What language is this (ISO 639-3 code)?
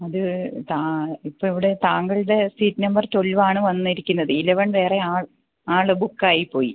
mal